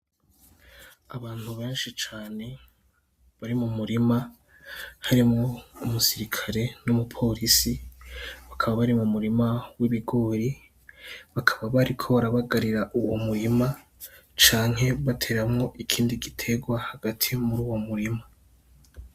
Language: Rundi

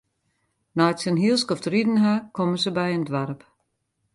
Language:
Western Frisian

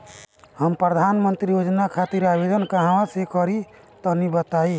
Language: Bhojpuri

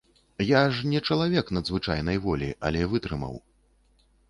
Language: Belarusian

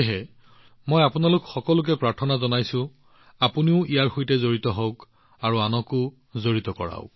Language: Assamese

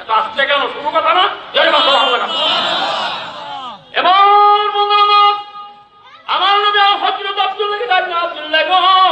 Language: Turkish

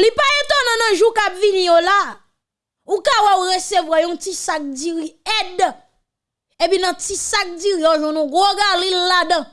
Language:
French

